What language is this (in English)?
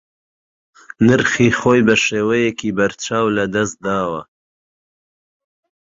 Central Kurdish